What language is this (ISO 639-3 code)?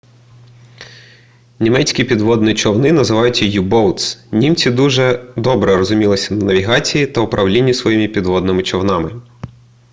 ukr